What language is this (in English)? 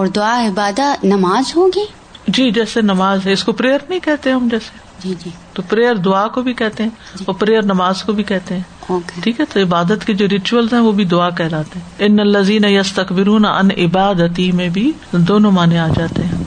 Urdu